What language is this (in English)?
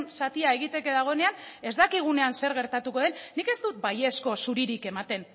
Basque